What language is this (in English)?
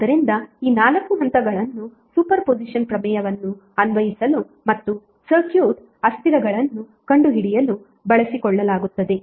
Kannada